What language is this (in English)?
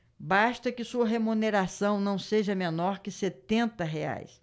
Portuguese